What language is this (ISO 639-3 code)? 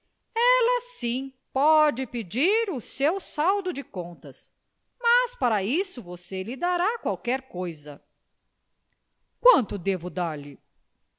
por